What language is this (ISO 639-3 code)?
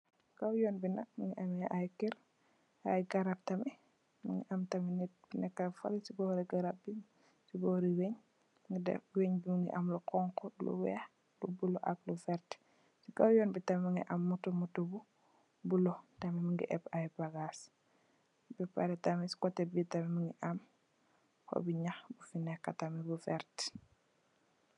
wol